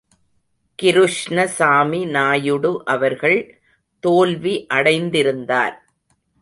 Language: Tamil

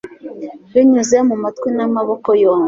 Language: Kinyarwanda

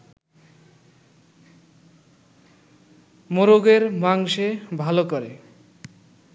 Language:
Bangla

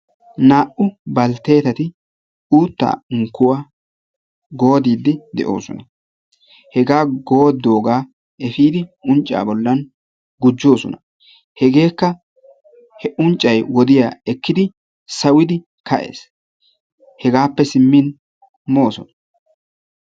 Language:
Wolaytta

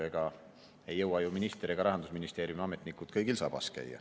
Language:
Estonian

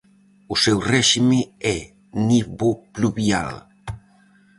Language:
Galician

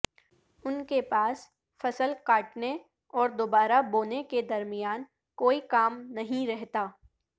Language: Urdu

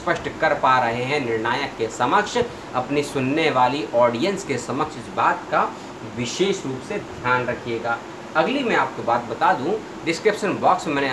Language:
Hindi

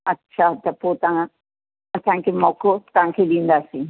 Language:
Sindhi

